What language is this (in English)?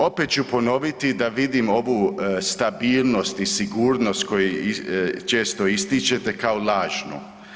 Croatian